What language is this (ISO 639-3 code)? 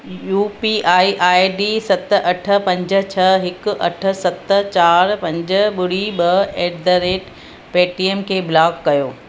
snd